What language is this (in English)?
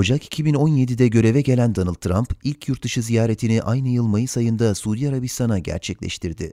Turkish